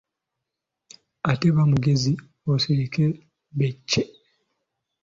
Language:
Ganda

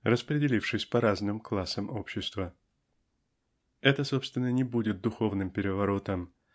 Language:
Russian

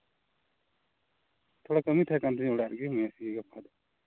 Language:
Santali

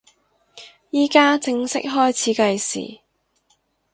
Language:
Cantonese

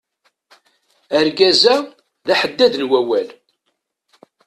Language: Kabyle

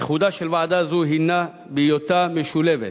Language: Hebrew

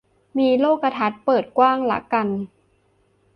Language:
Thai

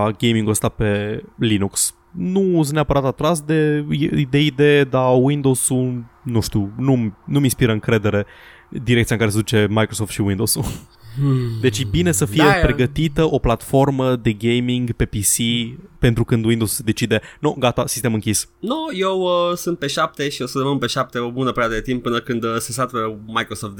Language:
Romanian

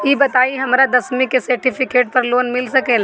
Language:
Bhojpuri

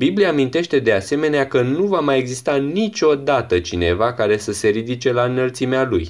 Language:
Romanian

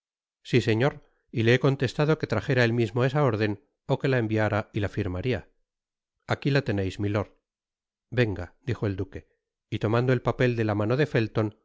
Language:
Spanish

